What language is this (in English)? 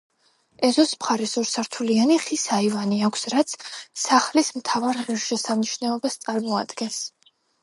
Georgian